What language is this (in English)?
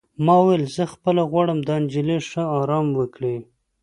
Pashto